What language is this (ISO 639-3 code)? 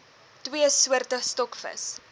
afr